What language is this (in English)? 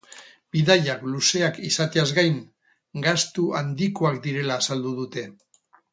Basque